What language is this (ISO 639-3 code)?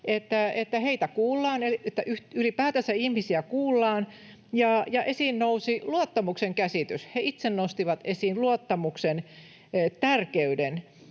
fin